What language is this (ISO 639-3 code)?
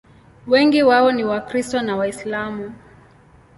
swa